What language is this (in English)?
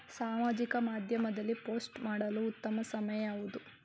Kannada